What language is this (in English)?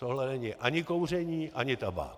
Czech